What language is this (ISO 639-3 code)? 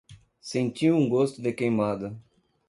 por